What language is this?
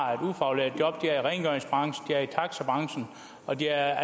Danish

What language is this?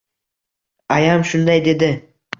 Uzbek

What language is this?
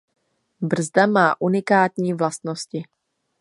Czech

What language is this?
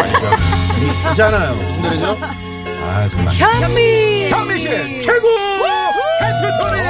Korean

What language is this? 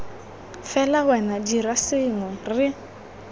Tswana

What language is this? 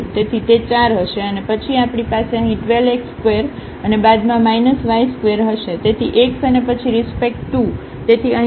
Gujarati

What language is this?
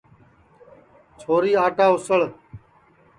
Sansi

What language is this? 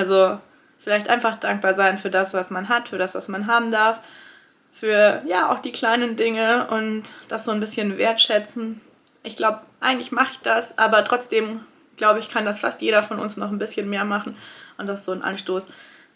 German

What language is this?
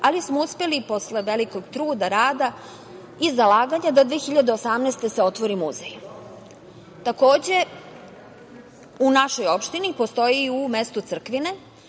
Serbian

